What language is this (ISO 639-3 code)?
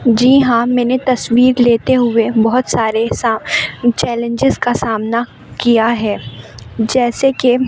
urd